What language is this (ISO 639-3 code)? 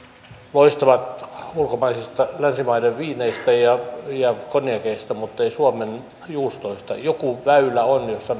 fin